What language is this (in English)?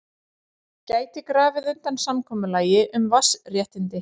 Icelandic